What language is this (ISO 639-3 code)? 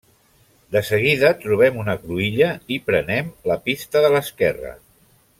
cat